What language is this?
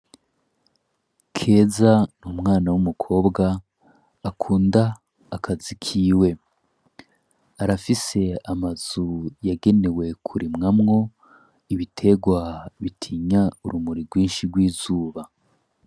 Rundi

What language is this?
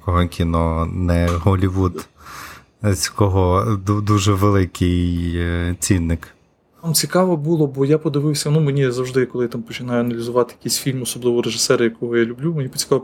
Ukrainian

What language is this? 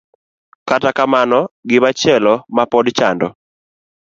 Luo (Kenya and Tanzania)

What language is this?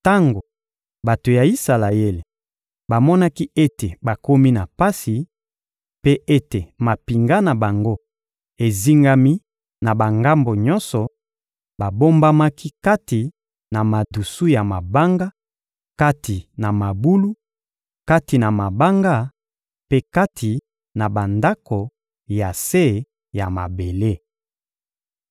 Lingala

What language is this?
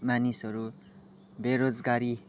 Nepali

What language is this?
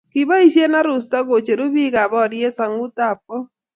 Kalenjin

